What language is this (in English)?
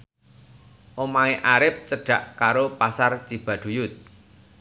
Javanese